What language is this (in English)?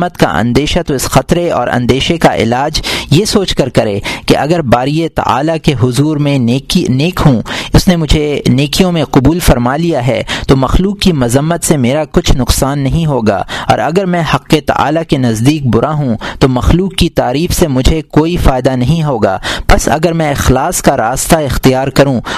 Urdu